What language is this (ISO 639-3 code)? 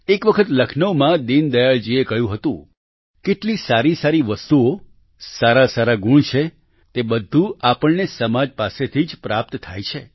guj